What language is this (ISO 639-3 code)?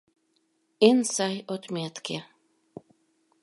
chm